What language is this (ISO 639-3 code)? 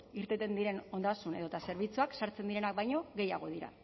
eus